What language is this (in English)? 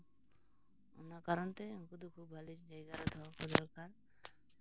Santali